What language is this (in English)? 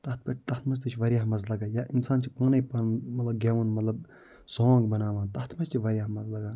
Kashmiri